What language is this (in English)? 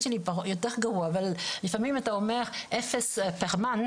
Hebrew